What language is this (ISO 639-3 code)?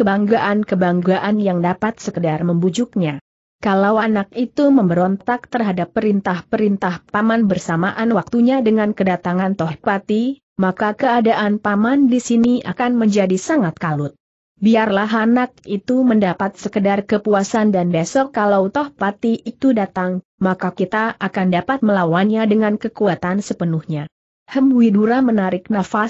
ind